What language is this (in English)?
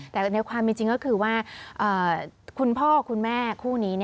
Thai